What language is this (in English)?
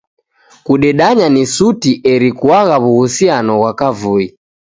Taita